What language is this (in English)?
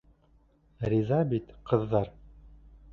Bashkir